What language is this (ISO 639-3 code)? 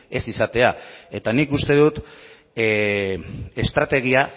eus